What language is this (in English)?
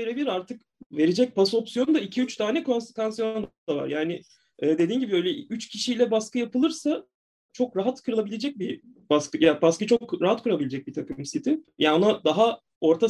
Turkish